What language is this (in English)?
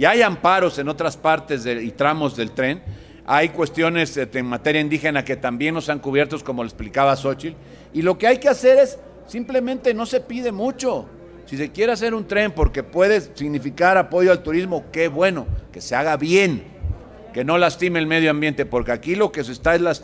Spanish